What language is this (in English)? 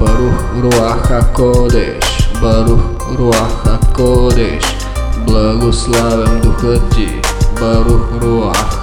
Bulgarian